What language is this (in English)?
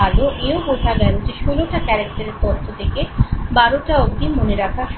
Bangla